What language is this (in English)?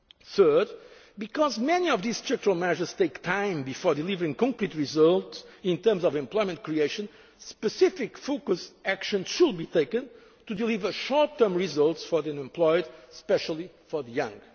English